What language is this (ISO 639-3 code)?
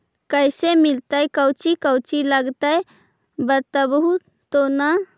mag